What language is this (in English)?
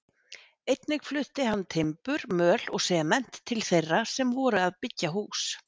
Icelandic